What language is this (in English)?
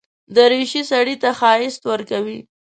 Pashto